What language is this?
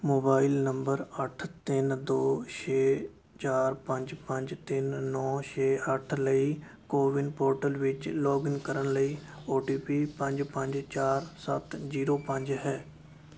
Punjabi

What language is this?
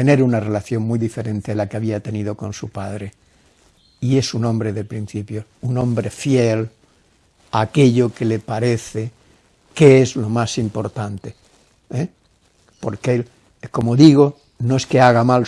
Spanish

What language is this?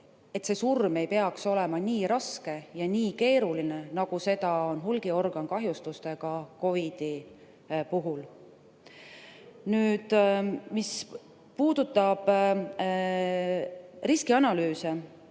Estonian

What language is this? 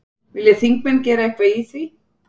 Icelandic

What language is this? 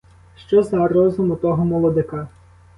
Ukrainian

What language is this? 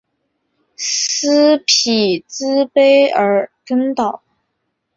Chinese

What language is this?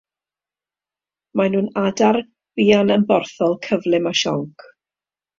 Welsh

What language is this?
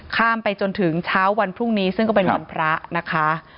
Thai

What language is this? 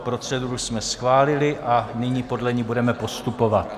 Czech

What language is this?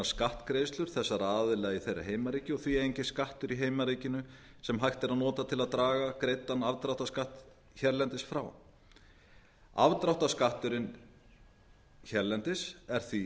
Icelandic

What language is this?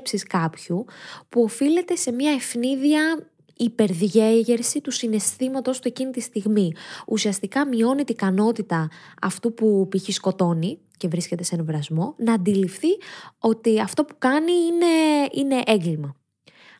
Greek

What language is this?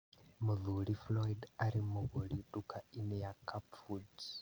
Kikuyu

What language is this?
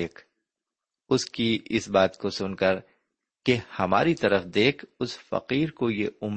Urdu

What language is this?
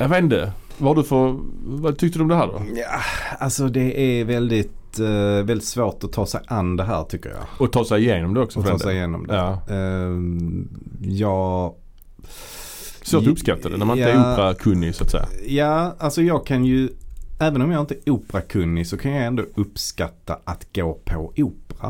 Swedish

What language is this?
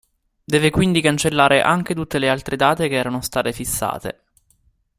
Italian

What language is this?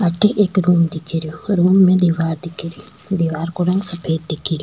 Rajasthani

